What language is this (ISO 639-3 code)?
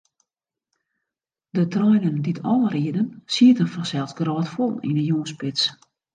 fry